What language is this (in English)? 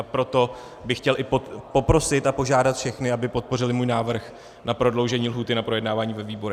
Czech